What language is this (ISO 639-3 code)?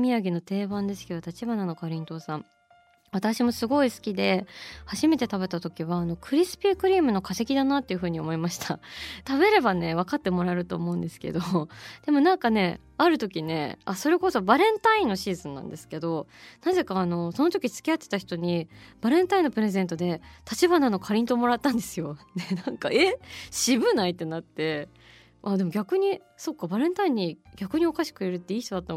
jpn